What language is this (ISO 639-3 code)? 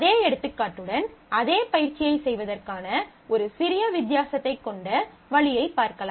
tam